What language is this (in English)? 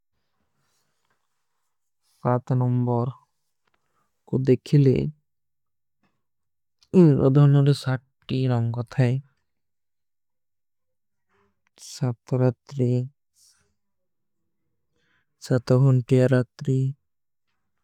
Kui (India)